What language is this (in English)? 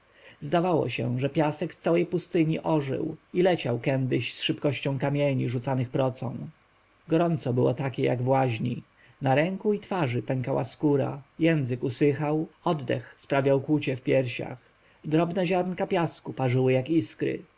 Polish